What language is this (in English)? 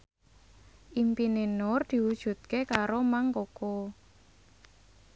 Javanese